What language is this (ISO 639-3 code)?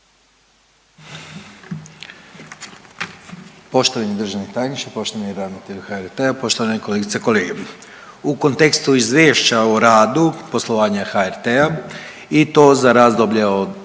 hrv